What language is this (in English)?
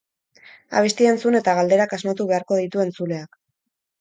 Basque